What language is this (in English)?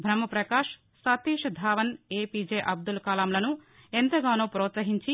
Telugu